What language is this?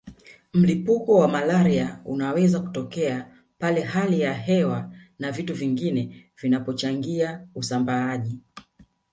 Swahili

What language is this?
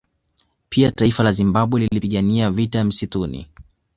Swahili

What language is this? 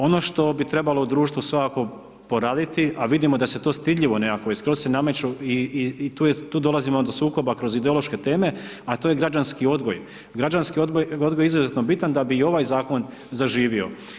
Croatian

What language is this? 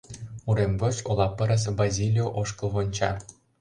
Mari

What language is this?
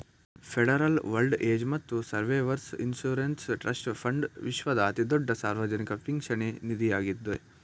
Kannada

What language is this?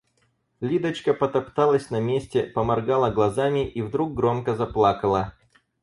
Russian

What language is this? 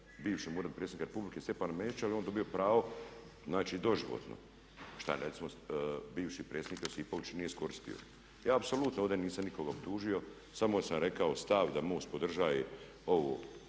Croatian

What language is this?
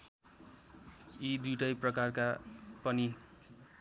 Nepali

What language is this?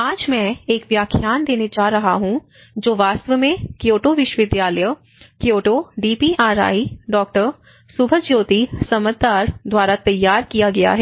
Hindi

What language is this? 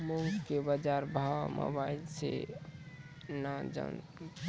Maithili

